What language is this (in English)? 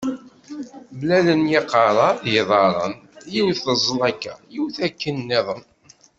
Kabyle